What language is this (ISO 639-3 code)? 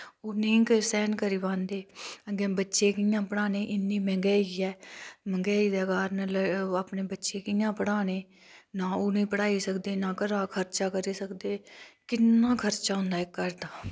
doi